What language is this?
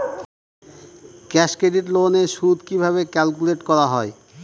Bangla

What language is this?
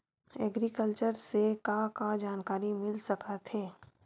Chhattisgarhi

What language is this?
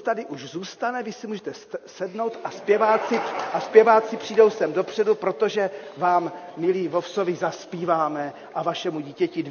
Czech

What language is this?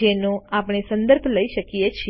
Gujarati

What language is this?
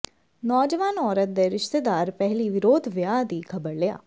Punjabi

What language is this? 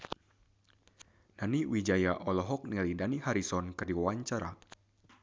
Sundanese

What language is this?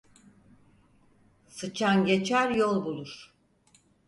Turkish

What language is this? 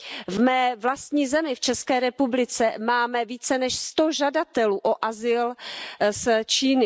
Czech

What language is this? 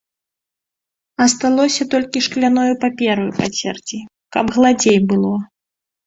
Belarusian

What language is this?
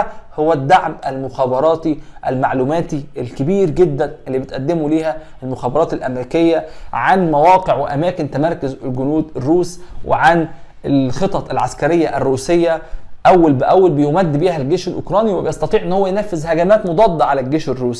Arabic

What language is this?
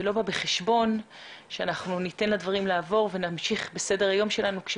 Hebrew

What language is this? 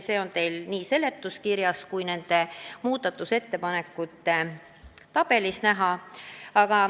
Estonian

